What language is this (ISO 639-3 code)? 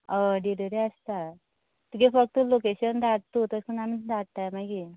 kok